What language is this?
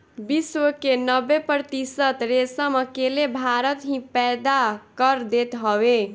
Bhojpuri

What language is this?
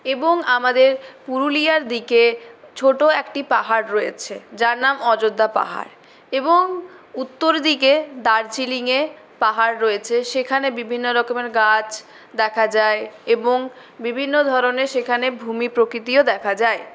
Bangla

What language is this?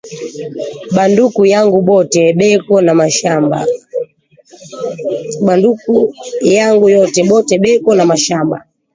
Swahili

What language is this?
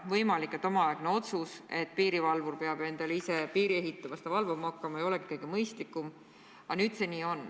Estonian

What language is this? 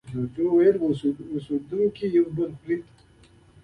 Pashto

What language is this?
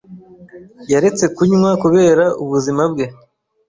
Kinyarwanda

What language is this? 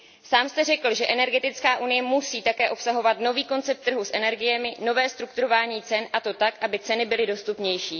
Czech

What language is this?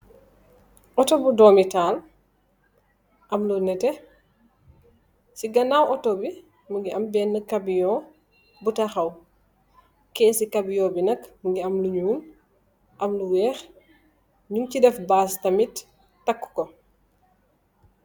Wolof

